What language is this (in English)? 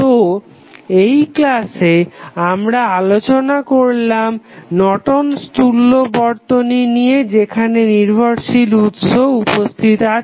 Bangla